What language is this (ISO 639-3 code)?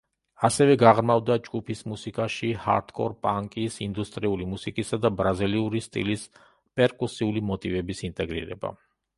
kat